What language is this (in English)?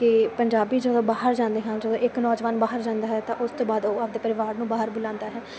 Punjabi